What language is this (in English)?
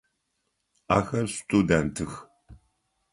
Adyghe